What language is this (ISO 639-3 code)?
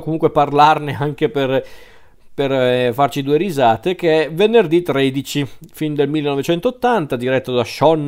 ita